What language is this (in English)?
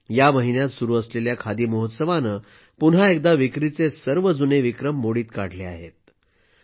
Marathi